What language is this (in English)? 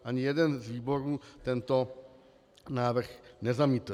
Czech